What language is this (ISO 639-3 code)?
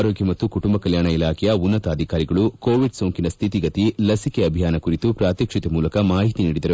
kan